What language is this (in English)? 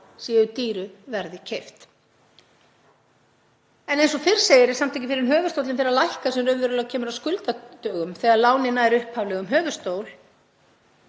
Icelandic